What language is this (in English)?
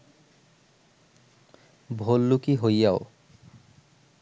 Bangla